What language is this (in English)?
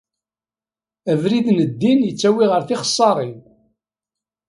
Kabyle